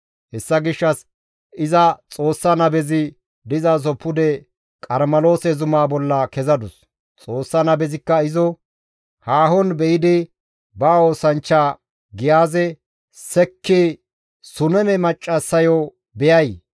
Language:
Gamo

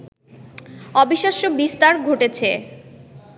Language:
Bangla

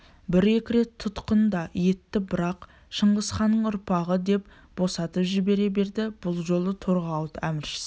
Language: Kazakh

